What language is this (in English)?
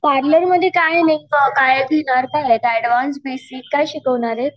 Marathi